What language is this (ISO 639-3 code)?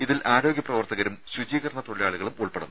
mal